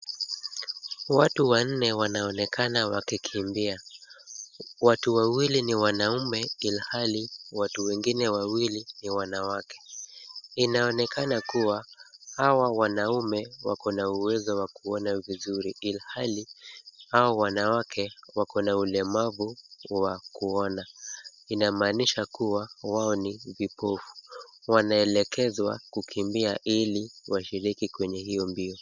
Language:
Swahili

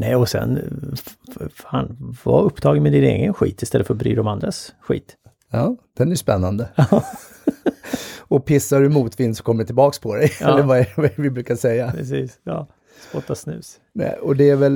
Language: Swedish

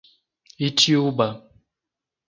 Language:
Portuguese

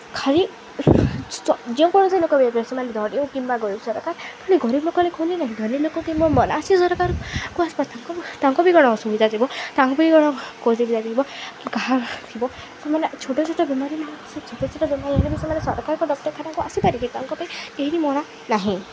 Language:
Odia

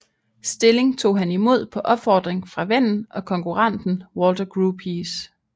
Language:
Danish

